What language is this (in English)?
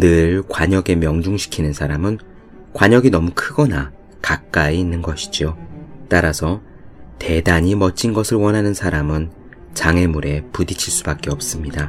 Korean